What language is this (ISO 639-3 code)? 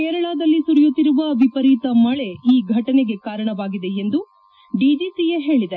kan